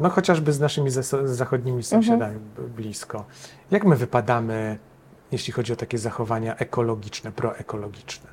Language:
Polish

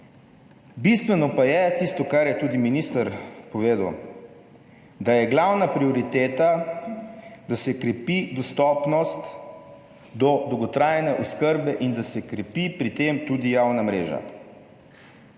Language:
Slovenian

